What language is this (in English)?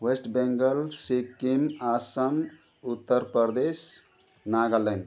Nepali